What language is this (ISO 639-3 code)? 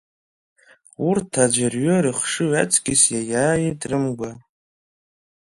abk